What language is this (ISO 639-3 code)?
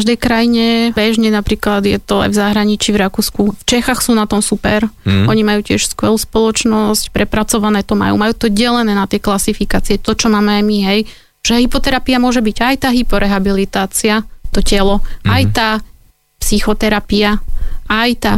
slk